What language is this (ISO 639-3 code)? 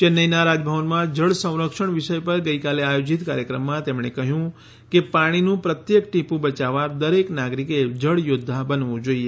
guj